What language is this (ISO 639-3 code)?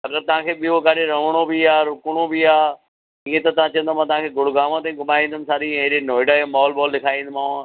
snd